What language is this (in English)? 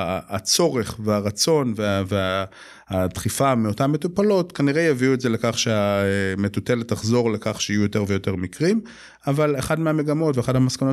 Hebrew